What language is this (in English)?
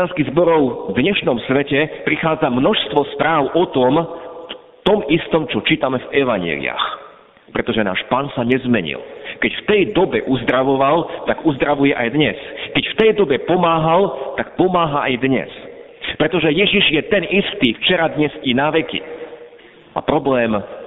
Slovak